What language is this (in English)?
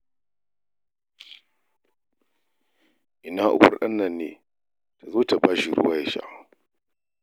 Hausa